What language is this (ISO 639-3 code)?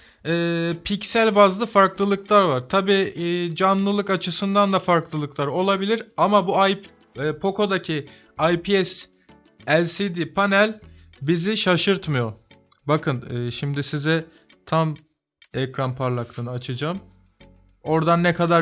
tur